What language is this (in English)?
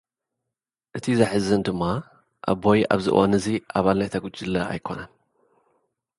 Tigrinya